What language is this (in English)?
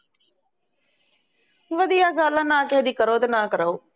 Punjabi